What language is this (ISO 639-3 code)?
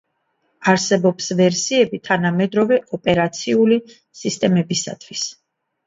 kat